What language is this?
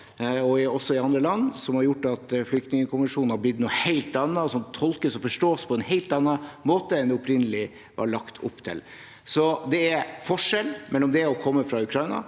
Norwegian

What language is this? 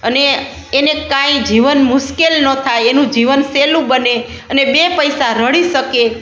Gujarati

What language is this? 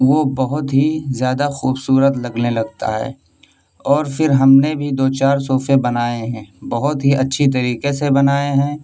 Urdu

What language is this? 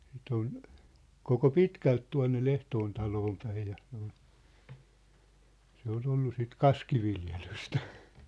Finnish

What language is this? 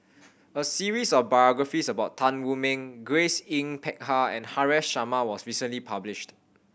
English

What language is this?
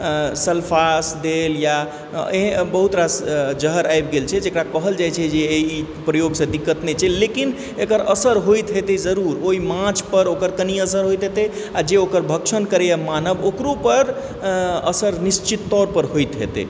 Maithili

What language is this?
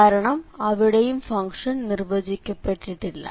Malayalam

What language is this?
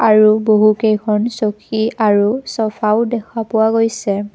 Assamese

